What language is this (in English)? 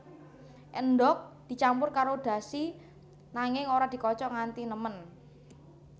Javanese